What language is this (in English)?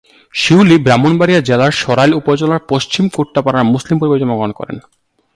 Bangla